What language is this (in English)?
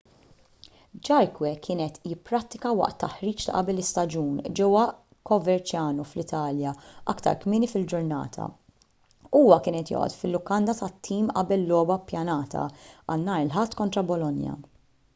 Maltese